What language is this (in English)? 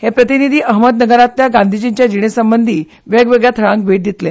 Konkani